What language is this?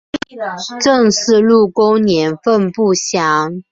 Chinese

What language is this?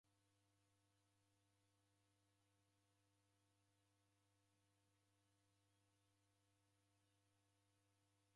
Taita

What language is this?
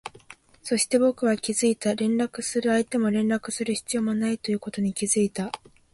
Japanese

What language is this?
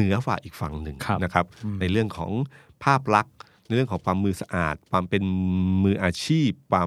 Thai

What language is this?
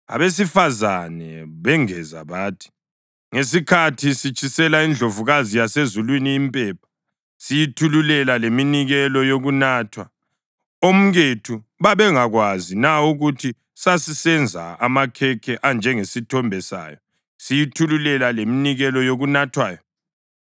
North Ndebele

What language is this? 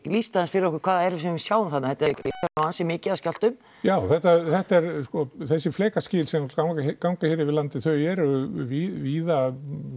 Icelandic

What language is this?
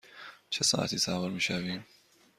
Persian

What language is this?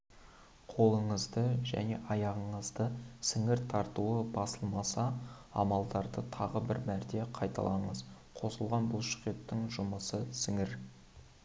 Kazakh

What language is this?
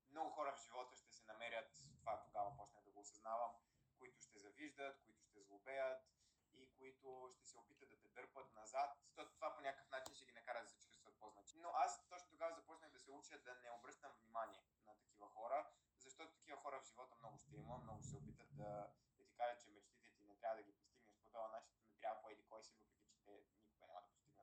Bulgarian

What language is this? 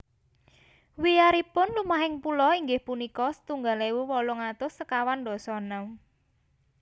Javanese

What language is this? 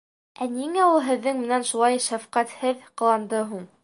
Bashkir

